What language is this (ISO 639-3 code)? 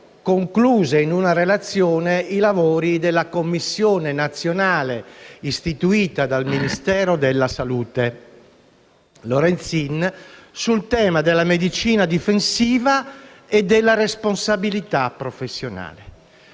ita